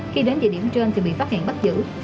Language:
Vietnamese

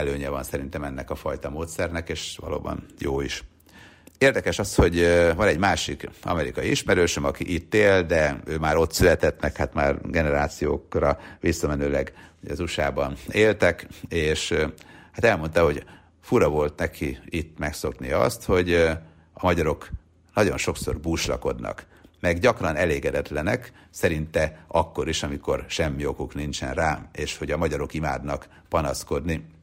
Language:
Hungarian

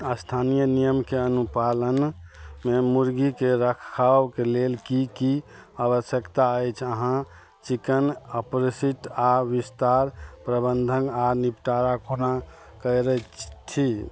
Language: Maithili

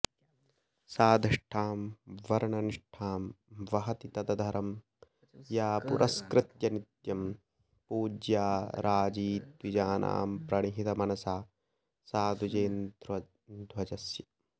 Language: Sanskrit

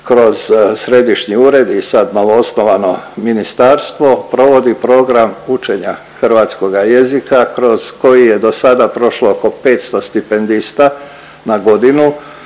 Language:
Croatian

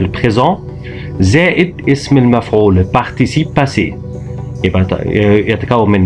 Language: Arabic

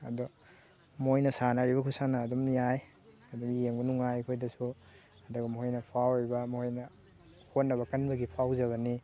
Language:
Manipuri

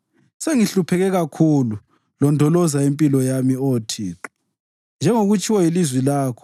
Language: North Ndebele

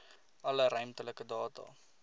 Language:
Afrikaans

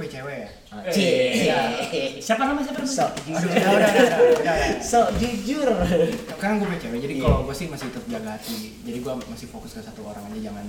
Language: Indonesian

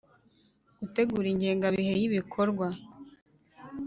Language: Kinyarwanda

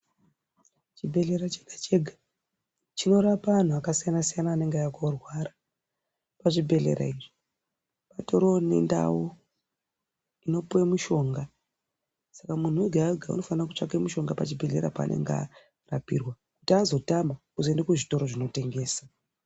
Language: Ndau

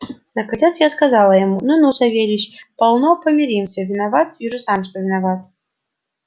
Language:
Russian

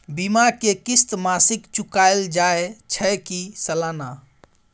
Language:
Maithili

